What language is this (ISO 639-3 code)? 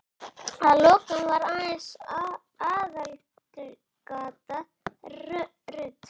isl